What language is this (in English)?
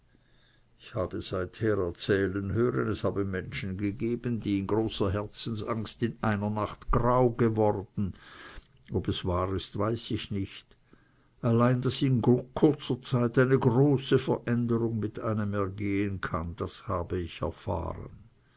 German